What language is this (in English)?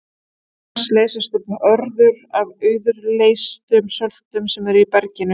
Icelandic